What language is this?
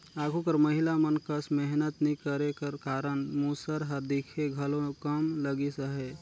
Chhattisgarhi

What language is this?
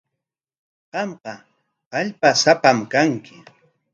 Corongo Ancash Quechua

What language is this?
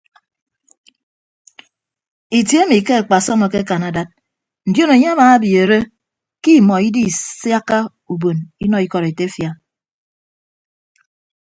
Ibibio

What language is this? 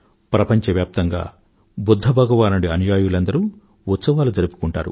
Telugu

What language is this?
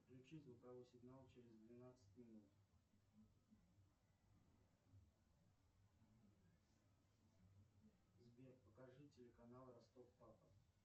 Russian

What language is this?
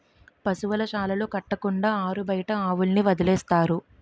Telugu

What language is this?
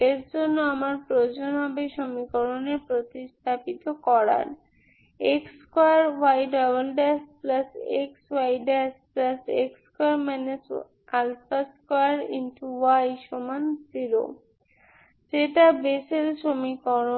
Bangla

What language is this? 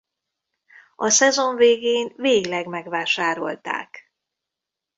Hungarian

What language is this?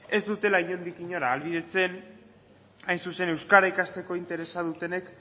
Basque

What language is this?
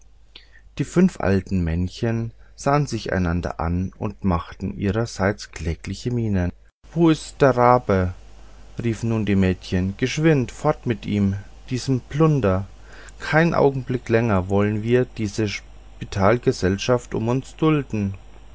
German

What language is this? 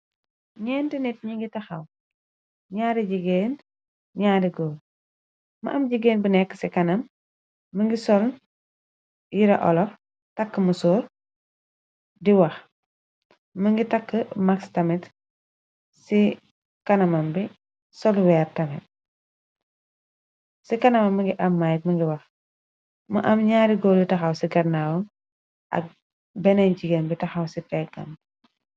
Wolof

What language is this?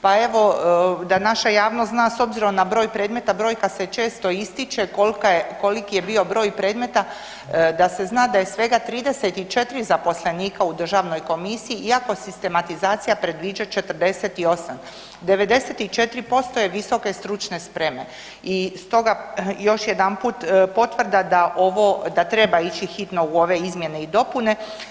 Croatian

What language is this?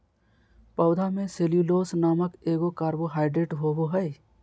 Magahi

